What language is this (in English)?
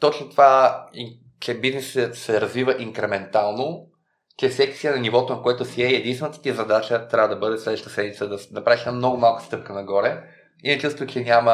Bulgarian